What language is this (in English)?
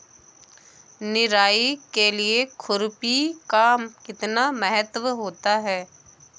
Hindi